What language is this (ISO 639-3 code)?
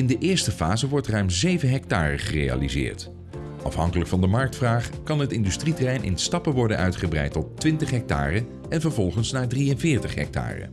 nld